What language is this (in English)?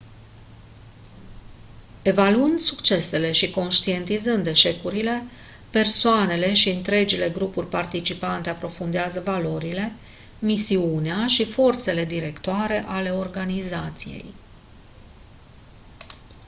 Romanian